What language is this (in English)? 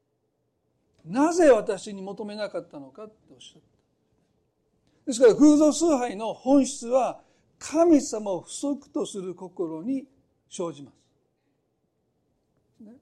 Japanese